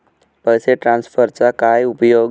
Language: Marathi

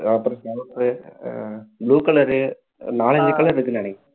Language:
Tamil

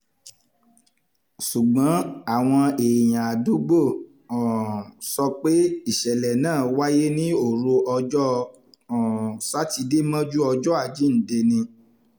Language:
Yoruba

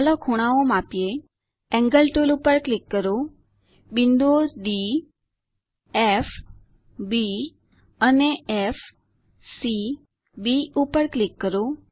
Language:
Gujarati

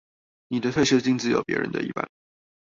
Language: Chinese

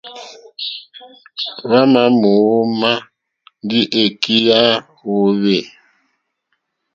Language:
Mokpwe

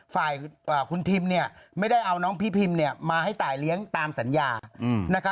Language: Thai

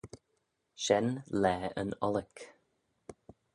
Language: Manx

